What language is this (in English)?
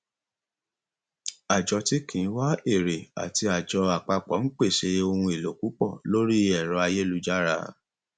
Yoruba